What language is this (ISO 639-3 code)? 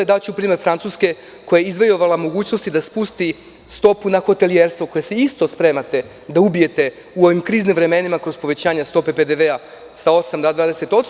srp